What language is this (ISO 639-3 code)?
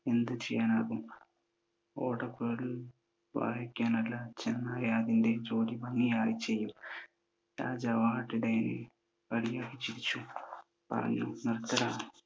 mal